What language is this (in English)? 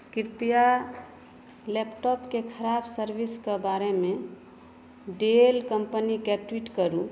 Maithili